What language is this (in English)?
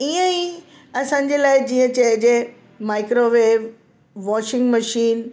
Sindhi